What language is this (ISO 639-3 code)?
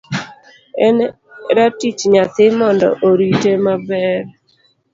luo